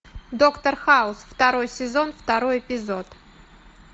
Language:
Russian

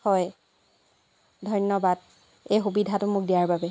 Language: Assamese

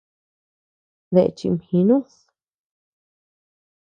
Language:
Tepeuxila Cuicatec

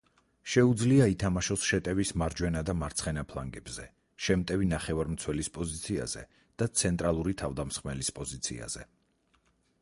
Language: Georgian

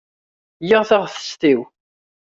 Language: Kabyle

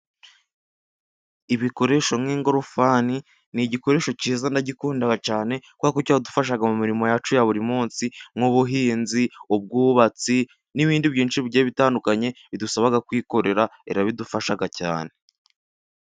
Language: Kinyarwanda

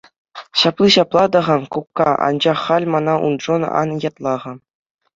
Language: Chuvash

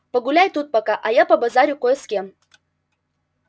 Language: Russian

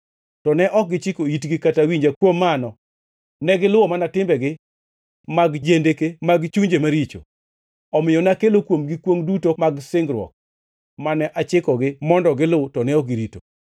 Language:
Luo (Kenya and Tanzania)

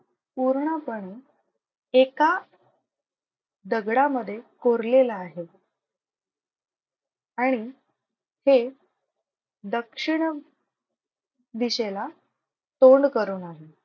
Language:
Marathi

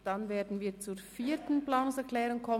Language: Swiss German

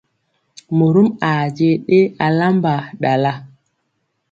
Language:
Mpiemo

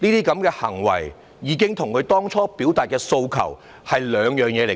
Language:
Cantonese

